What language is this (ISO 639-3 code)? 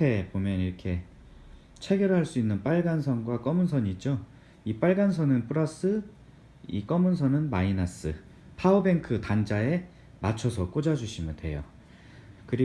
kor